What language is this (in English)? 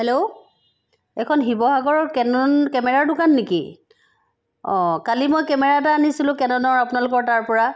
Assamese